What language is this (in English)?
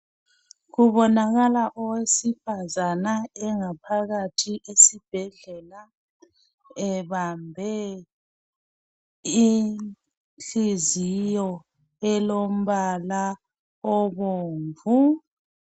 North Ndebele